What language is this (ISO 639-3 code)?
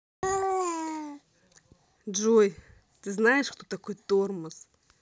rus